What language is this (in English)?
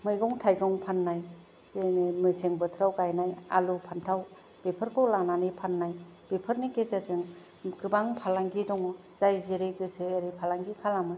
Bodo